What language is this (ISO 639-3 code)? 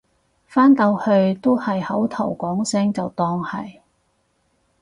yue